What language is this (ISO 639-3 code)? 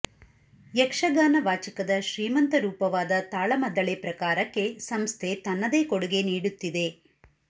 kan